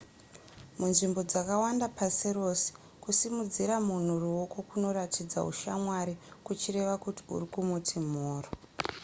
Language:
Shona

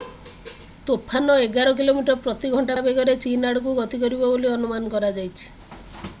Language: Odia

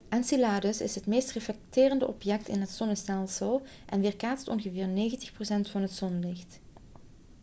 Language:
Dutch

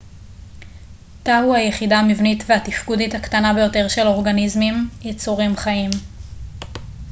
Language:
Hebrew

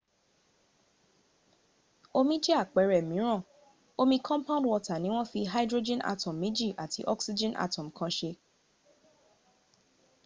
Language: Yoruba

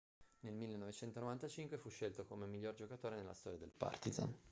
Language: Italian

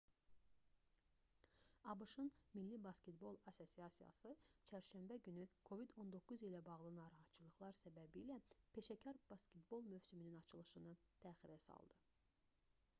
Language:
Azerbaijani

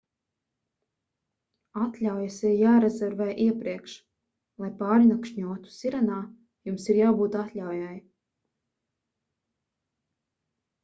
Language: Latvian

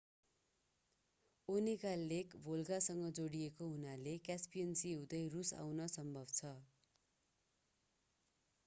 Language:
Nepali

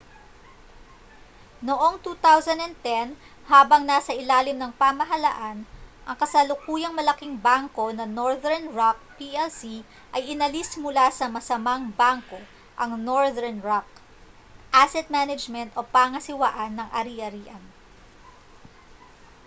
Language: Filipino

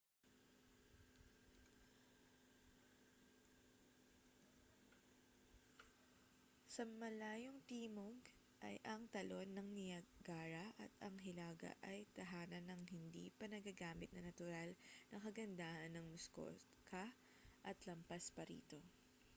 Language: Filipino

